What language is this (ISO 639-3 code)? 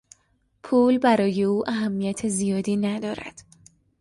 fas